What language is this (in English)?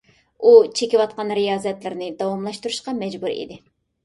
Uyghur